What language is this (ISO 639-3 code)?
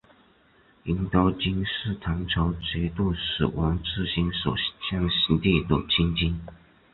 zho